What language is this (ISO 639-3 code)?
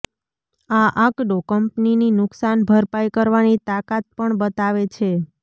guj